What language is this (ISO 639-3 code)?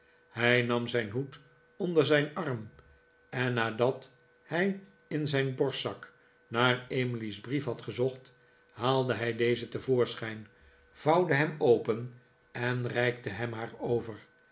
nld